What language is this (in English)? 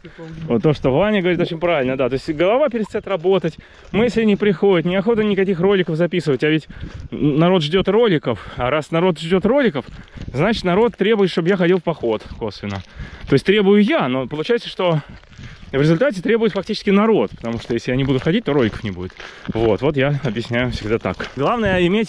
Russian